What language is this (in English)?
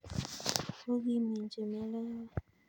Kalenjin